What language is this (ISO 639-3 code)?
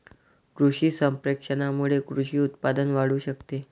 mar